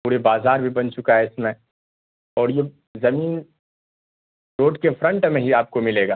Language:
Urdu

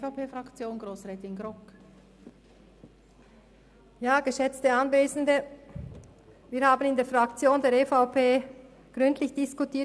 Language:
Swiss German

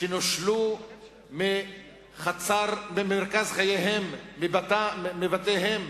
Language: Hebrew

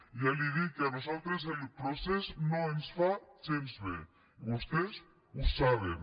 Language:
Catalan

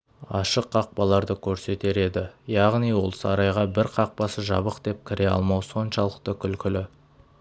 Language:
Kazakh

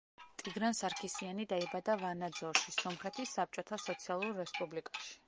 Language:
Georgian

